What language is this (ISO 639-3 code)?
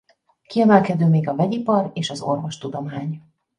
hun